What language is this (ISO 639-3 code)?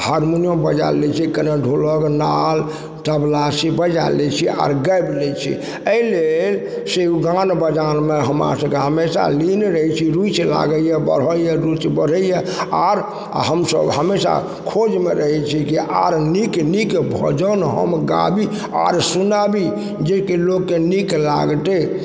mai